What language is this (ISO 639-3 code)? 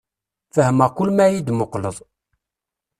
kab